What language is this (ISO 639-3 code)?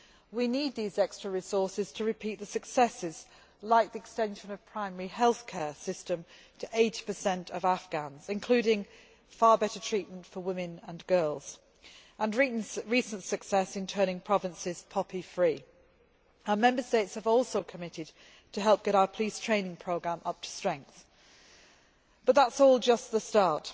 eng